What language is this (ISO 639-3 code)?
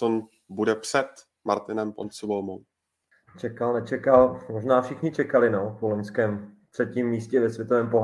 ces